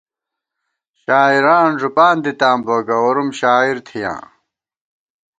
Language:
Gawar-Bati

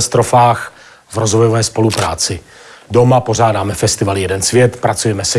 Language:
Czech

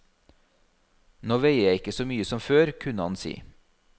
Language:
Norwegian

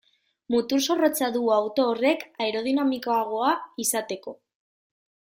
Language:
Basque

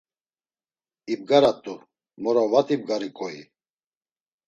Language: Laz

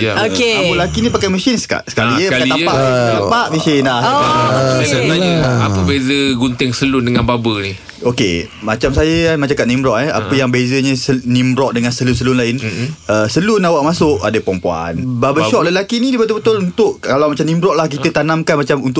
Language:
Malay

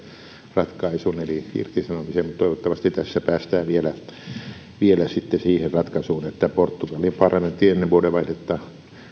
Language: Finnish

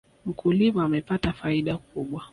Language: Swahili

